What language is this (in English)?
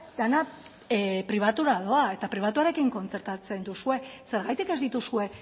Basque